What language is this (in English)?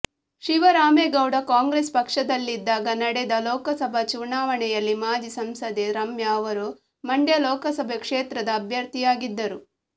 Kannada